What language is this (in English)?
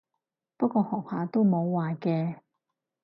Cantonese